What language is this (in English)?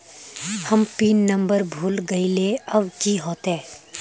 Magahi